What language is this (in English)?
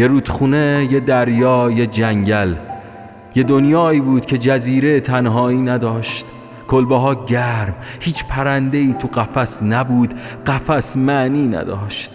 Persian